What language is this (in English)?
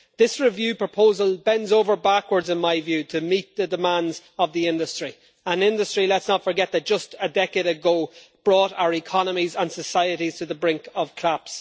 English